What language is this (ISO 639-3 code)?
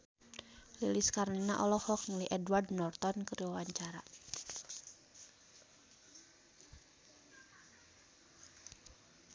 sun